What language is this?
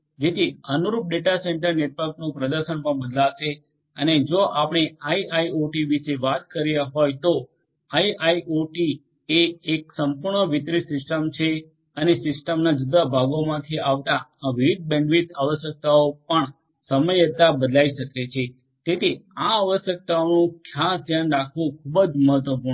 Gujarati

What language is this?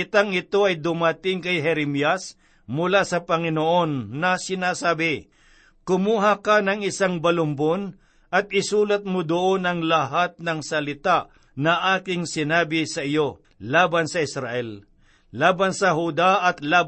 Filipino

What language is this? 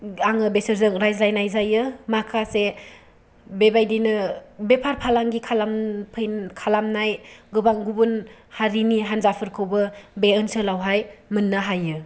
Bodo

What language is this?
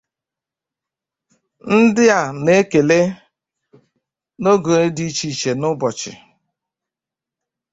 Igbo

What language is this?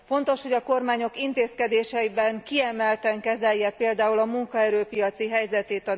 Hungarian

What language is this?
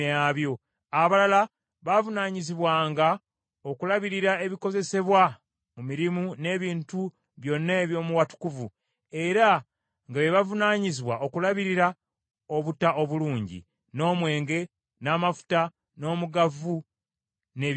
Ganda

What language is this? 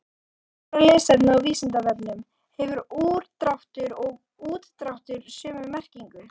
Icelandic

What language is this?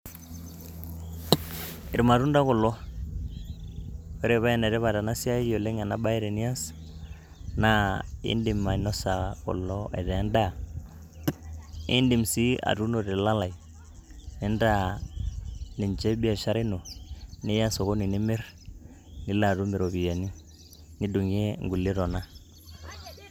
Masai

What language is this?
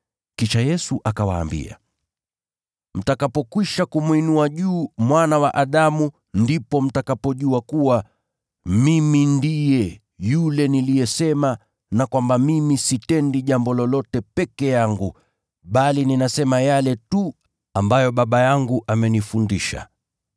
Swahili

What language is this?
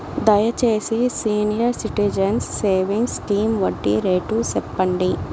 Telugu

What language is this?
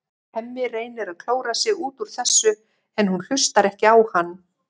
Icelandic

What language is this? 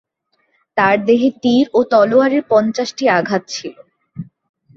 Bangla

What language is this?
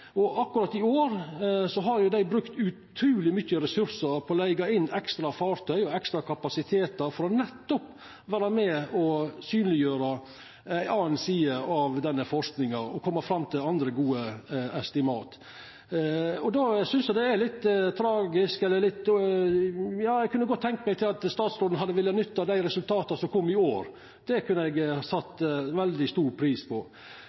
Norwegian Nynorsk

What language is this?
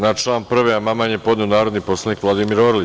Serbian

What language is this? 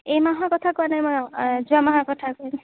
Assamese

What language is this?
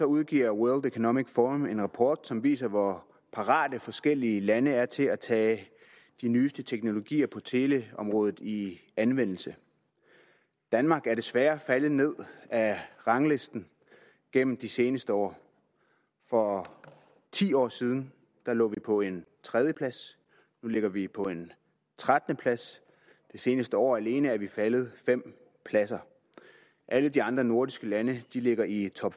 Danish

